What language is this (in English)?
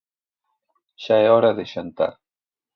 Galician